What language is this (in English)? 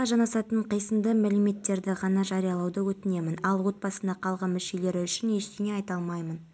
Kazakh